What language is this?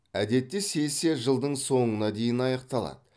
Kazakh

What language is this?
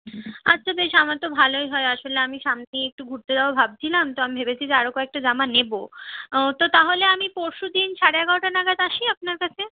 Bangla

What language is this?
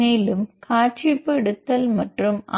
Tamil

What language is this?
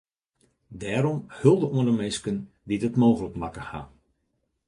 Western Frisian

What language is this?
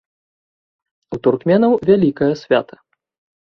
Belarusian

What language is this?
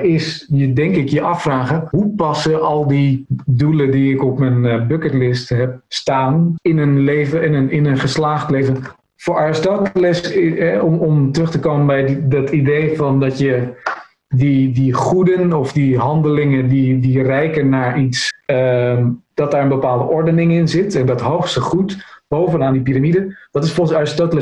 Dutch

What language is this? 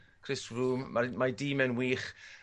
Welsh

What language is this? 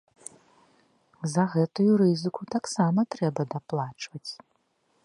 Belarusian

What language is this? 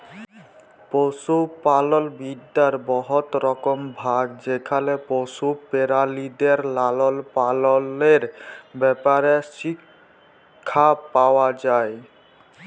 Bangla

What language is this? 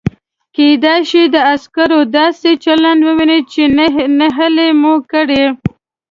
Pashto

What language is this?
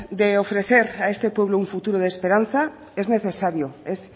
Spanish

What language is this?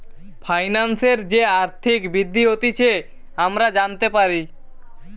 Bangla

